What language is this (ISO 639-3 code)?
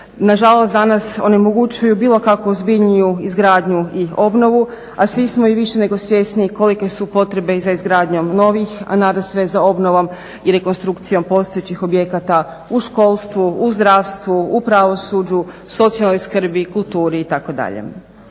hrv